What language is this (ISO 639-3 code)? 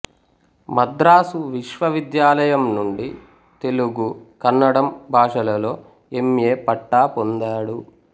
tel